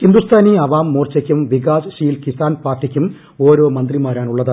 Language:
Malayalam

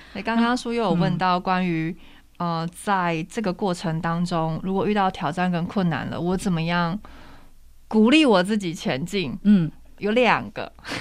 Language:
Chinese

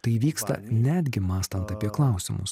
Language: Lithuanian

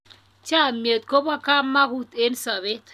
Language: Kalenjin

